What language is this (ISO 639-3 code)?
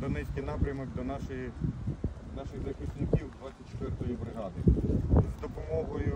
ukr